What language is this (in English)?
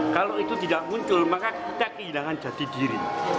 Indonesian